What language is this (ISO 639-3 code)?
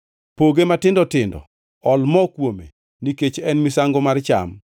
luo